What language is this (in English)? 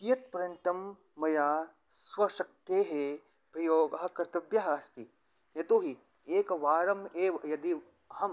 Sanskrit